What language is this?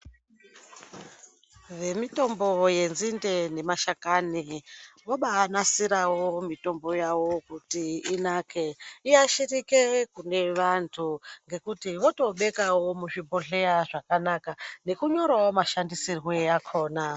Ndau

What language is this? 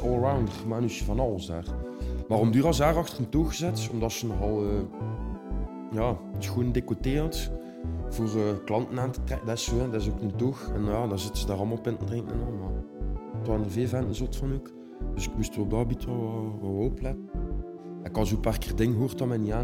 Dutch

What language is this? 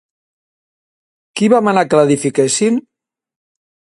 Catalan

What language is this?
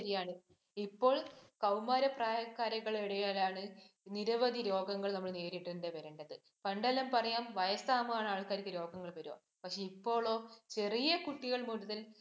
Malayalam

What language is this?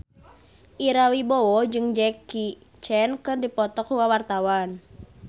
Sundanese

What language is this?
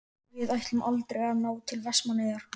Icelandic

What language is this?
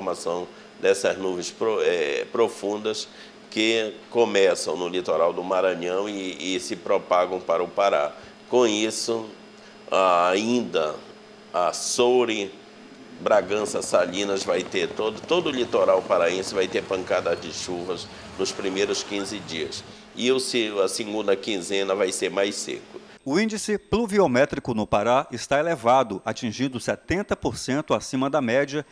Portuguese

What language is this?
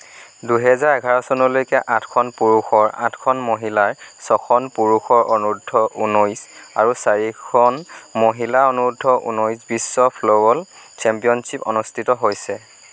Assamese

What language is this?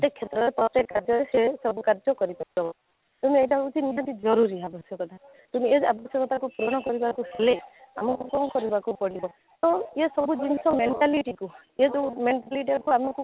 Odia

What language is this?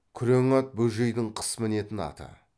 Kazakh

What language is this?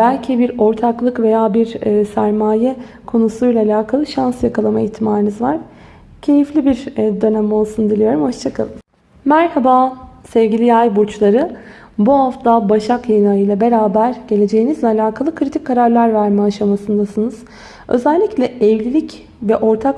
Turkish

